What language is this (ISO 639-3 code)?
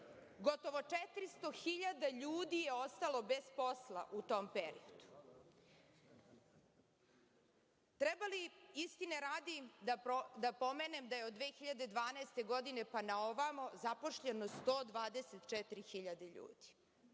srp